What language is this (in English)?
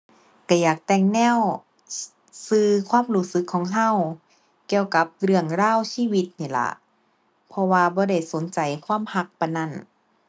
Thai